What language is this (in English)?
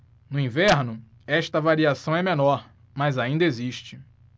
Portuguese